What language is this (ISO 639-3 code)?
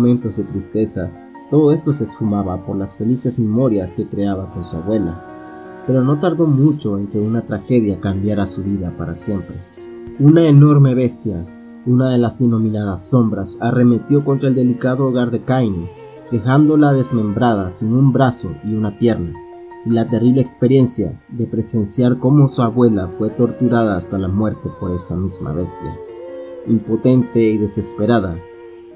spa